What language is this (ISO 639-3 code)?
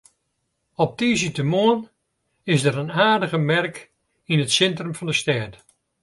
fry